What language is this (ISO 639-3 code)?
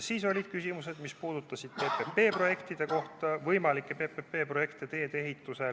est